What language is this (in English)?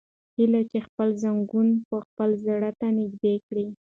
Pashto